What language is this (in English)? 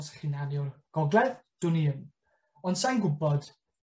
Welsh